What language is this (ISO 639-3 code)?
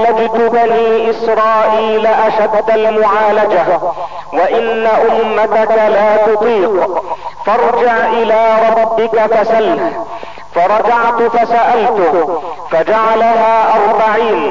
ara